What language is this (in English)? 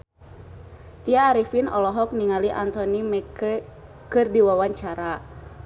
Sundanese